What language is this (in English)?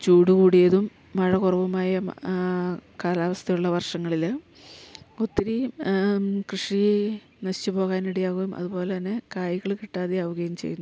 Malayalam